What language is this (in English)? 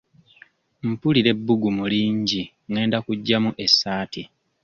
Ganda